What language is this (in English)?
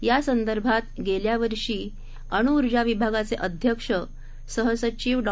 Marathi